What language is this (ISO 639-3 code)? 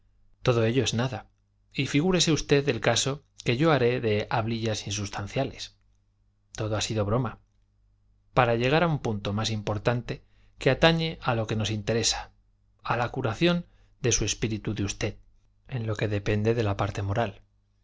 spa